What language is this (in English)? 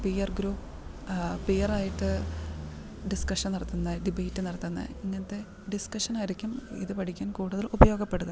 Malayalam